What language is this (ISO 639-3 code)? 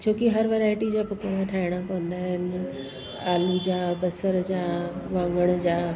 snd